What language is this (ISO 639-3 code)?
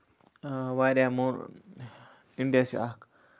kas